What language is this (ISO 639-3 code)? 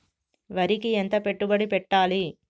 tel